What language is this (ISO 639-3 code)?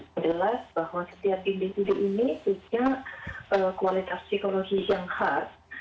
ind